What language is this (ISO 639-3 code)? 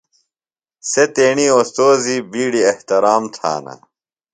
phl